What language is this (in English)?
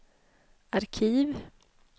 Swedish